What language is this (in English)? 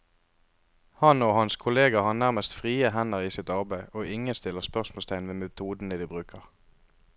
Norwegian